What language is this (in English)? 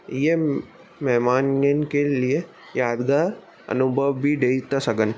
Sindhi